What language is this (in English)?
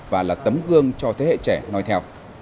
Vietnamese